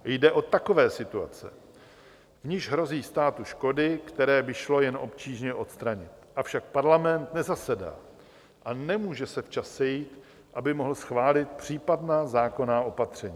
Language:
Czech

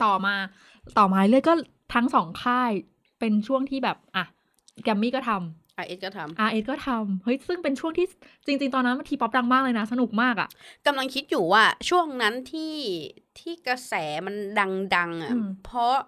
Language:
Thai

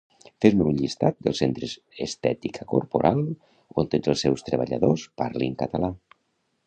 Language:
Catalan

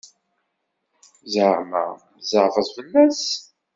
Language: Kabyle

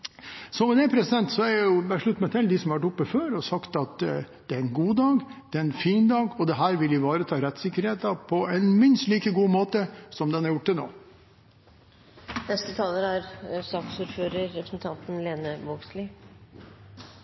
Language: Norwegian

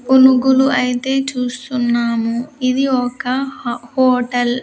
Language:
Telugu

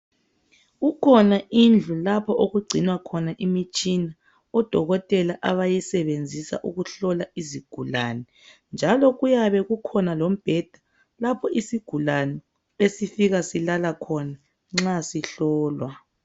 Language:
North Ndebele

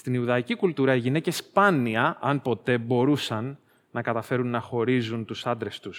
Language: Greek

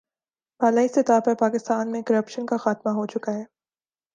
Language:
Urdu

